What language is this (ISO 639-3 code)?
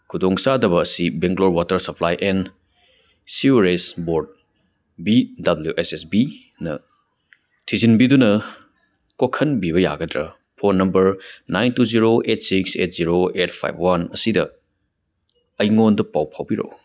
mni